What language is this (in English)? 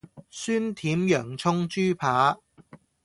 Cantonese